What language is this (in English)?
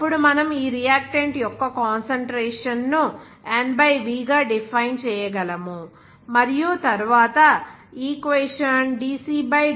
Telugu